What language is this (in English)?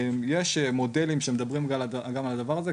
Hebrew